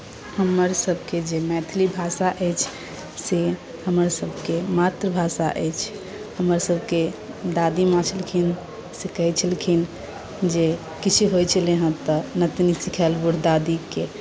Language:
Maithili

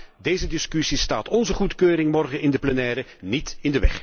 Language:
Dutch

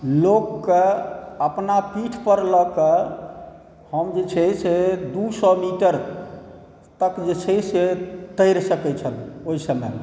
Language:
Maithili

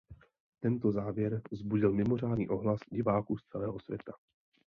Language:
Czech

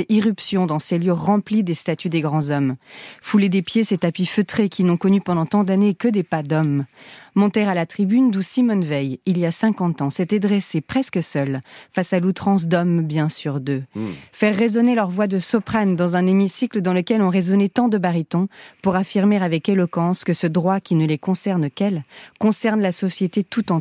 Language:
French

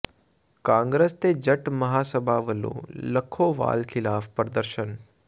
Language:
Punjabi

